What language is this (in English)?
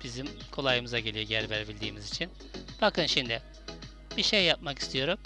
Turkish